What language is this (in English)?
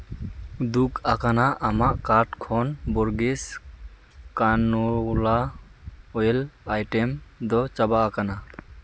Santali